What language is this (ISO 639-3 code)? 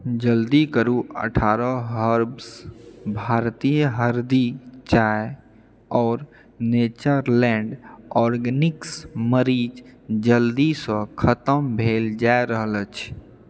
mai